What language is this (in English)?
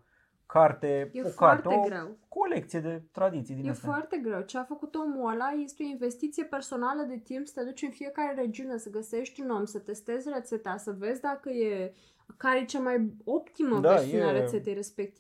Romanian